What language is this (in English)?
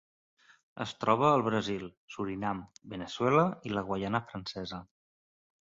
Catalan